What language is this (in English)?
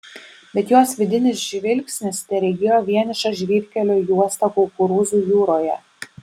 Lithuanian